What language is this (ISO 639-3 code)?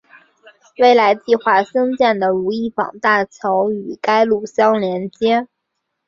zho